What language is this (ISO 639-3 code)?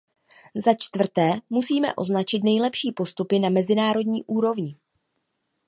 ces